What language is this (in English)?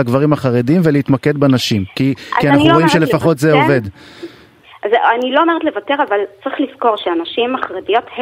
Hebrew